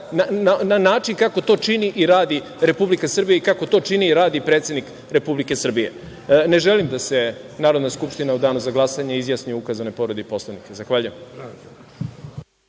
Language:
Serbian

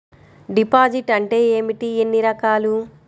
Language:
Telugu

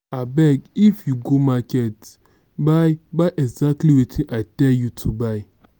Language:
Nigerian Pidgin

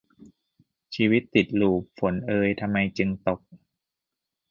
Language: Thai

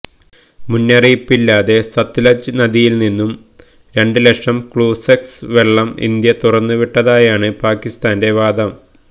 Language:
Malayalam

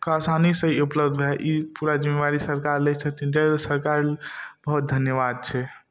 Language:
Maithili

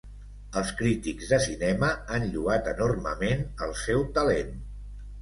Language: Catalan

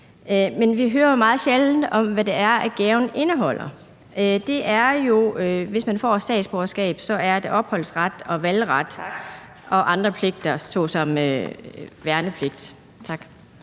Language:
Danish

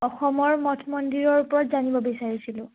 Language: Assamese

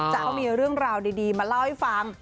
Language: Thai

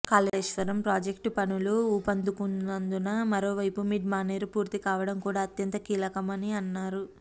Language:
Telugu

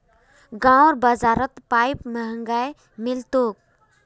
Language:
Magahi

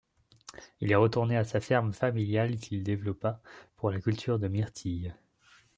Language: French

